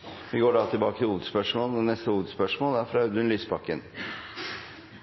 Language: Norwegian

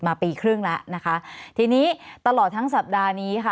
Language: Thai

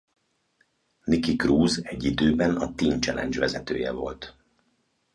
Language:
Hungarian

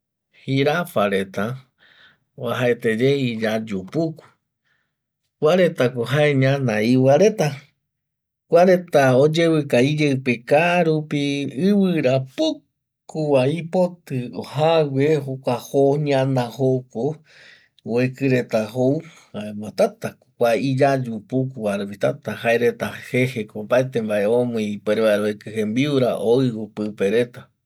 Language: Eastern Bolivian Guaraní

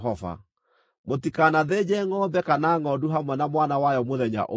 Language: Kikuyu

